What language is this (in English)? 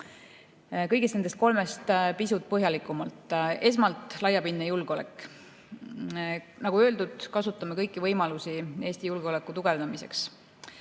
Estonian